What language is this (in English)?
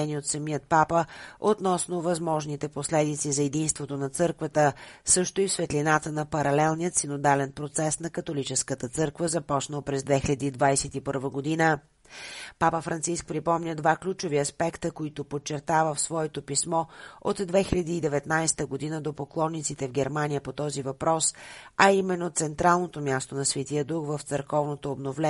Bulgarian